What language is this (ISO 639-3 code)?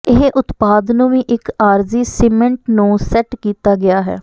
pan